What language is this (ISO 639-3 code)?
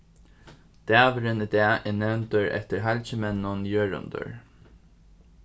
fao